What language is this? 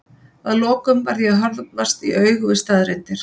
Icelandic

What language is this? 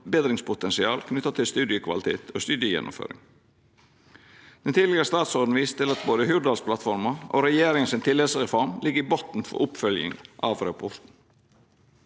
Norwegian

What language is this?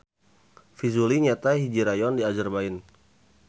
Sundanese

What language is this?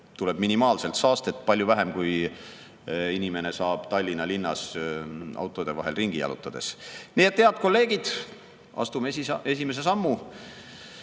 Estonian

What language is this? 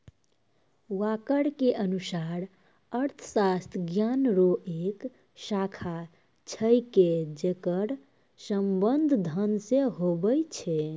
Maithili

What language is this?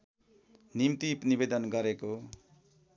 Nepali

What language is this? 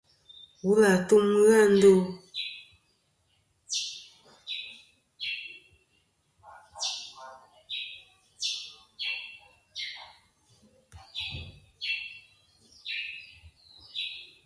Kom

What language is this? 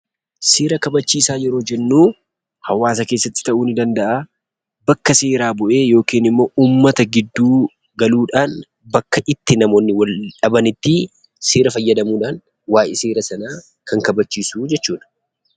Oromo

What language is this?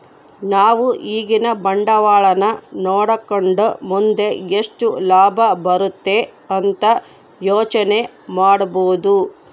Kannada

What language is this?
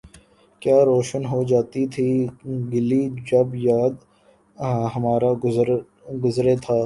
Urdu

